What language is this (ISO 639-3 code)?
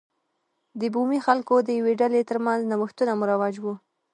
pus